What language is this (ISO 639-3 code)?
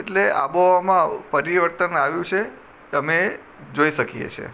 guj